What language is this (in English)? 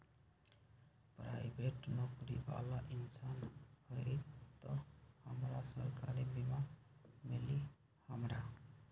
Magahi